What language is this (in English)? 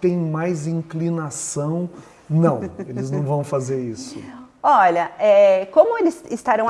Portuguese